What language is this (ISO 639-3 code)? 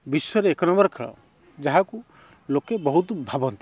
ori